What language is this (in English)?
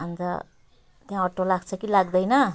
Nepali